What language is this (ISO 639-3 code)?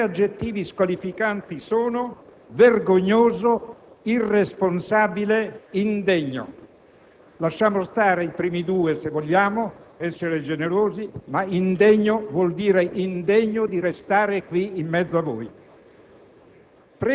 ita